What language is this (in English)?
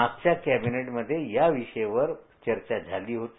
Marathi